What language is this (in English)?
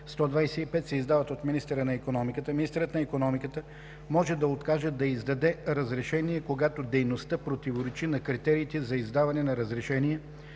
Bulgarian